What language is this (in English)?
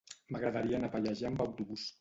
Catalan